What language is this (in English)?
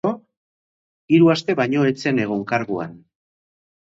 Basque